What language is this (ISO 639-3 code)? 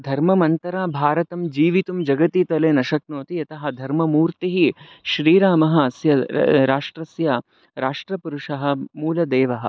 san